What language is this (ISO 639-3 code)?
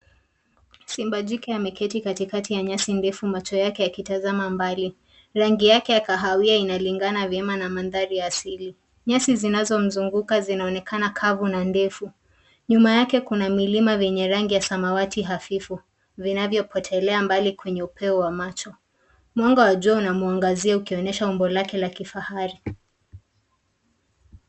swa